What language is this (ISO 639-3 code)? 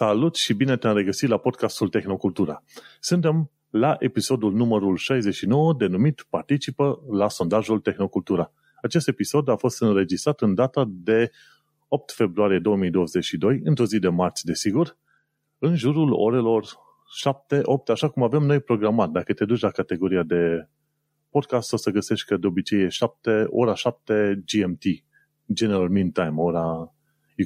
ron